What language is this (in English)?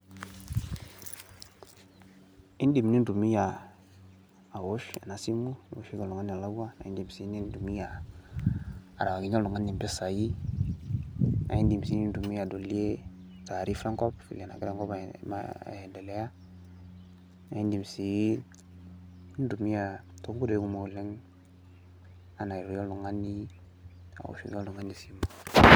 Masai